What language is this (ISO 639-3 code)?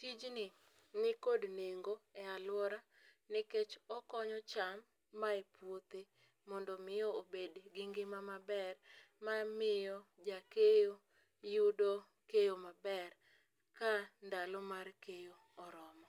luo